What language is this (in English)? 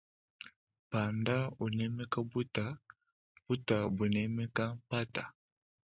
Luba-Lulua